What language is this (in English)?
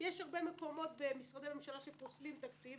Hebrew